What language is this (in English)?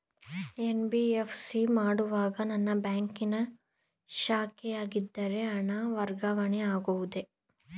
Kannada